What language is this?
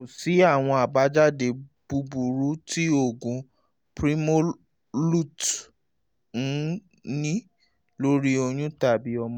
Yoruba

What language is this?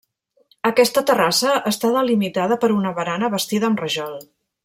Catalan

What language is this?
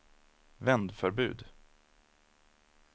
Swedish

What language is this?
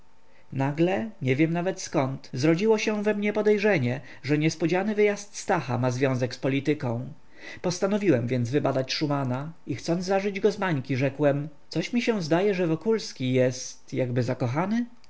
Polish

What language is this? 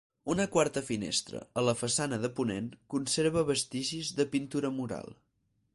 Catalan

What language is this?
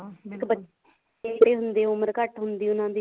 Punjabi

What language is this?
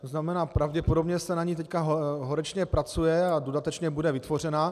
Czech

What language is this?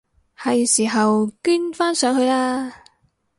Cantonese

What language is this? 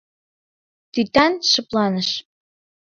Mari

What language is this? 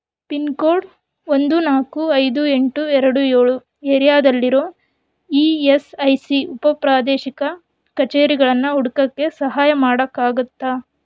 Kannada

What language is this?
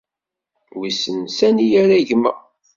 Kabyle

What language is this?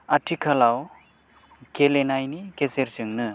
Bodo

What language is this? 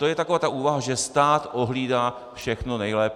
Czech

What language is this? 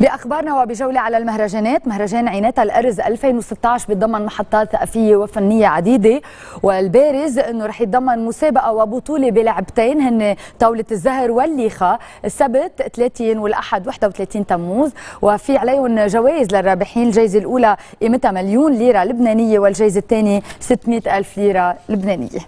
Arabic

